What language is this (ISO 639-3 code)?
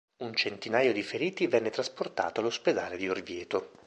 ita